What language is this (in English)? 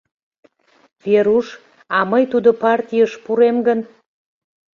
Mari